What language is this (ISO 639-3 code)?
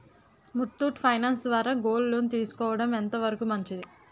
tel